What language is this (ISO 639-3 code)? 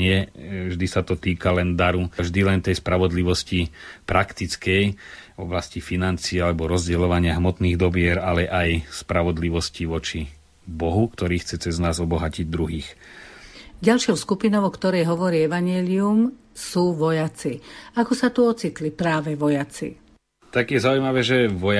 slk